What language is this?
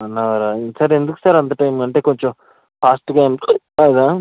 Telugu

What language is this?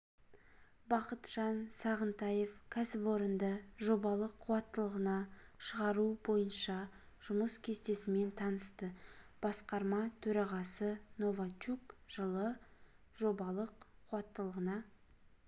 Kazakh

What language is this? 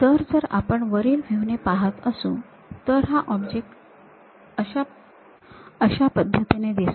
Marathi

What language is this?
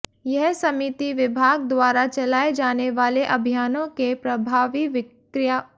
Hindi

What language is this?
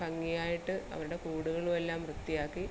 Malayalam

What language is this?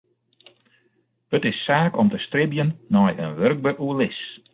Western Frisian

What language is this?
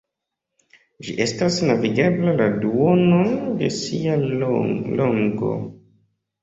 Esperanto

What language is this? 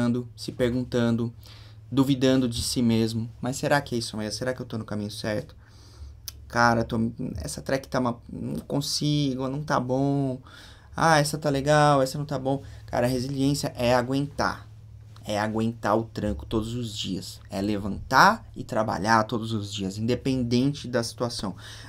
Portuguese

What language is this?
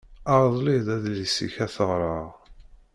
Kabyle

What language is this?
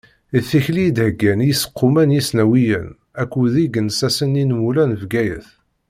Kabyle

